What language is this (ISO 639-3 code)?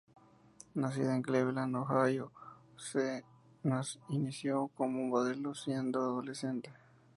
spa